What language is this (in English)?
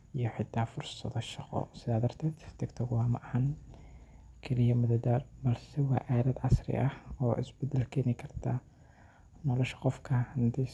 Somali